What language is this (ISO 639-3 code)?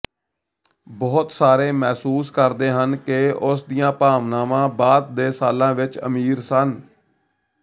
pan